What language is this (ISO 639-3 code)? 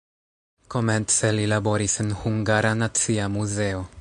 epo